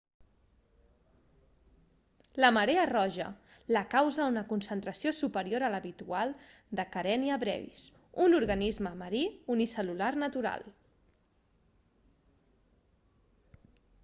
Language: Catalan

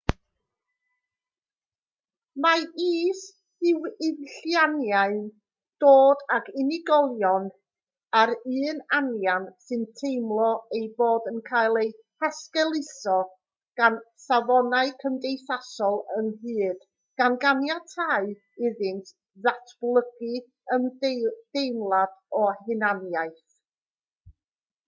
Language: Welsh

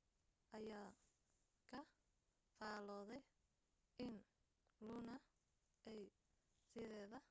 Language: Somali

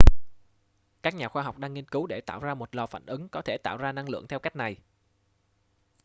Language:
Vietnamese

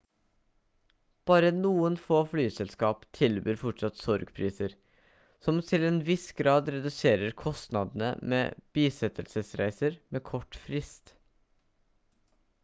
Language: Norwegian Bokmål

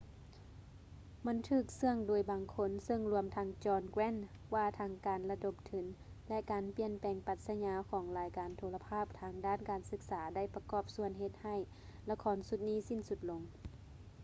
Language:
Lao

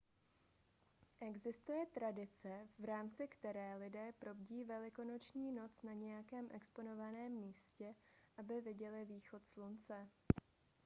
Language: Czech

